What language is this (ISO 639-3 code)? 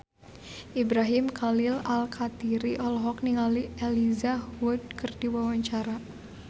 sun